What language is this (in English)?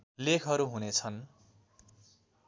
Nepali